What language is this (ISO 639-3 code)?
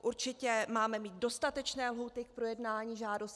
ces